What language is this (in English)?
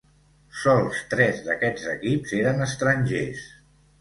Catalan